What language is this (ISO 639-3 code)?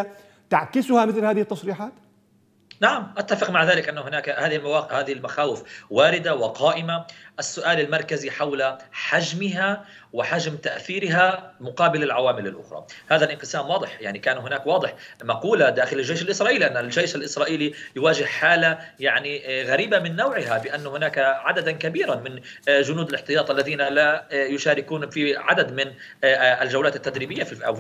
ara